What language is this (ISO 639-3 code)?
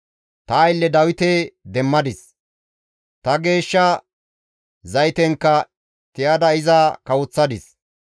gmv